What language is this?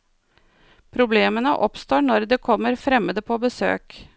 Norwegian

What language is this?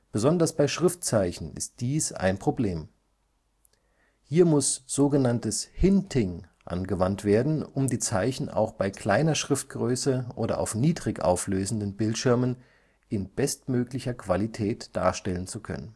German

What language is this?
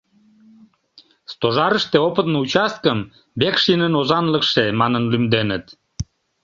Mari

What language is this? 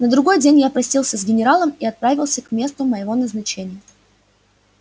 Russian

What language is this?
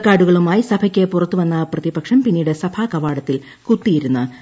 Malayalam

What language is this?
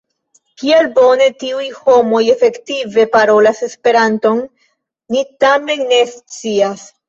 Esperanto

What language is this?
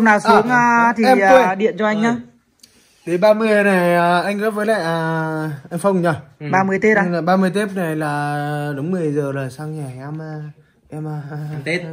Vietnamese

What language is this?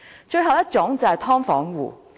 Cantonese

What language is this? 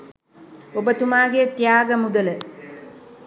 Sinhala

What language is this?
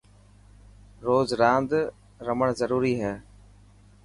Dhatki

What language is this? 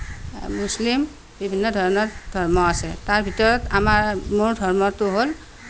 Assamese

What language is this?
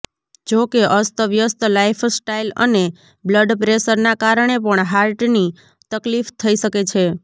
Gujarati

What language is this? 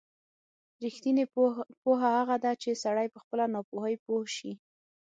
Pashto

